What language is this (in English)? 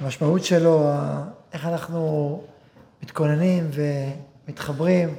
Hebrew